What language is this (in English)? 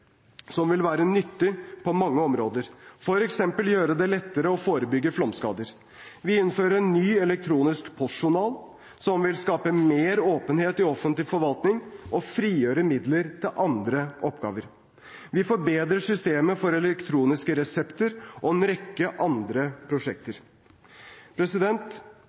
Norwegian Bokmål